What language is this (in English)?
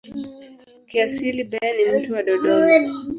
Swahili